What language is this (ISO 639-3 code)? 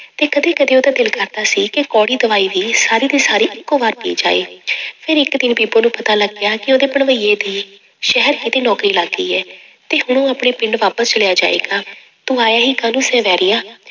pan